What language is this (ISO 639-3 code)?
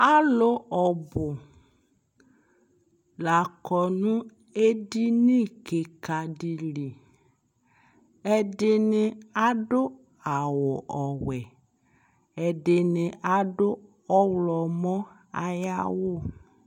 kpo